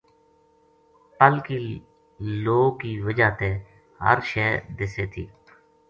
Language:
Gujari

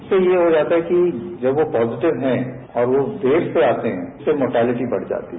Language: Hindi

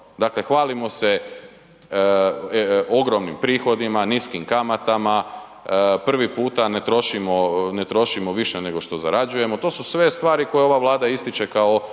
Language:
Croatian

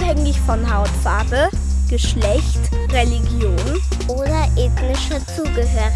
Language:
German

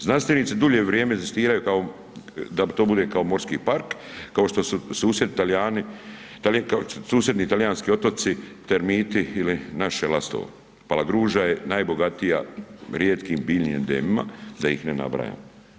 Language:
Croatian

